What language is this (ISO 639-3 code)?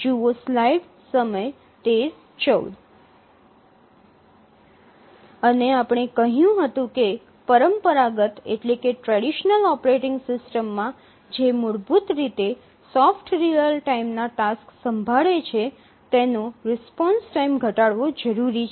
guj